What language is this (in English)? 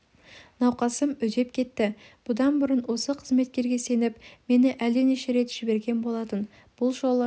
Kazakh